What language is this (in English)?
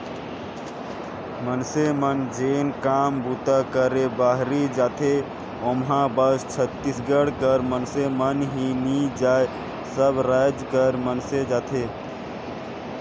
Chhattisgarhi